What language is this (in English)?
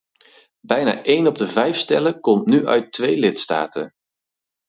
Dutch